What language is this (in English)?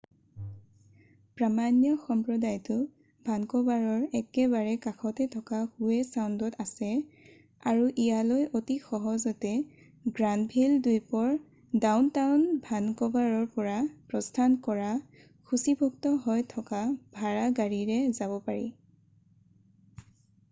Assamese